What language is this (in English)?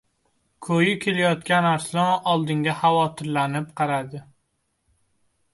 Uzbek